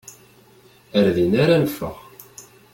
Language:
Kabyle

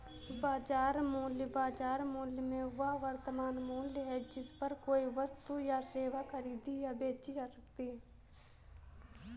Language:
Hindi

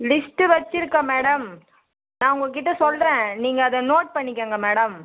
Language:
Tamil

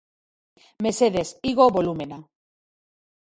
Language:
Basque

